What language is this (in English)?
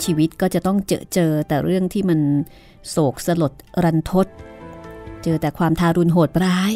Thai